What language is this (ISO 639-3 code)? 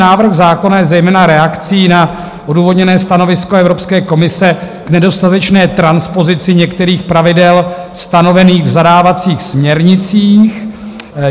ces